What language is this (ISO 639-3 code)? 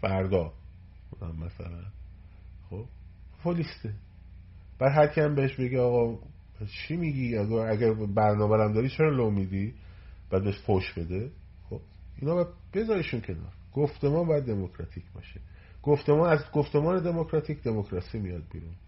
fas